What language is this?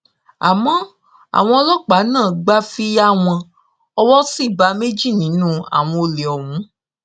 Yoruba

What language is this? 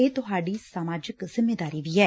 Punjabi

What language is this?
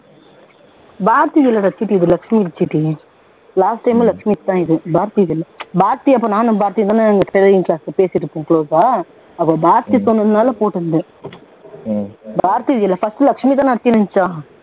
Tamil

